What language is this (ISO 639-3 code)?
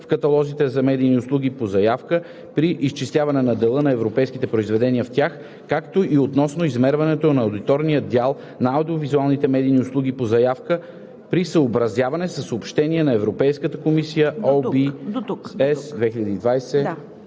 bul